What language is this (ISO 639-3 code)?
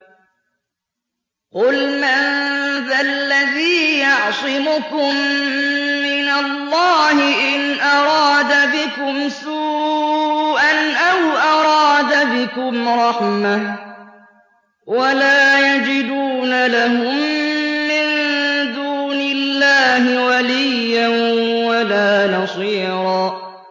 ara